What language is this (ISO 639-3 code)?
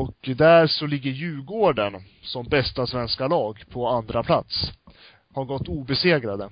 swe